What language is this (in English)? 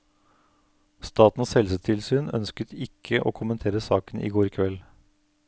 Norwegian